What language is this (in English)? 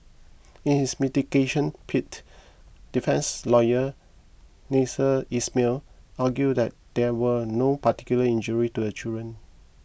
English